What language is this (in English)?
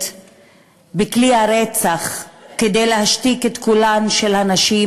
Hebrew